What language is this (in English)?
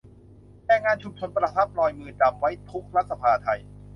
Thai